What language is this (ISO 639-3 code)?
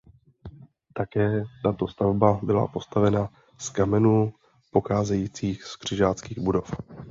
ces